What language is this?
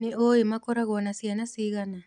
Kikuyu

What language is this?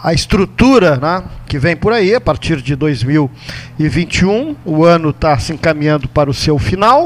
Portuguese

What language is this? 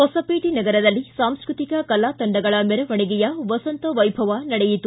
Kannada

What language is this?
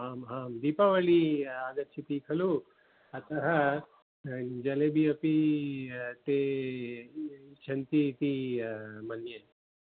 Sanskrit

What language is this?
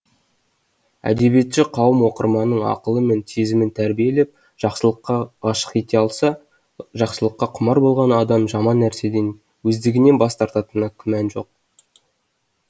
Kazakh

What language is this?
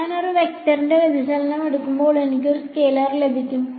Malayalam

